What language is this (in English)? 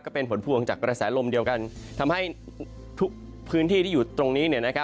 Thai